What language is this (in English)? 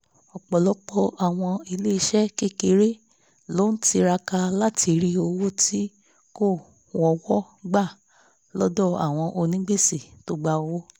Yoruba